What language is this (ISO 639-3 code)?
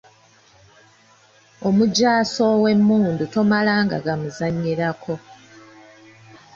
lug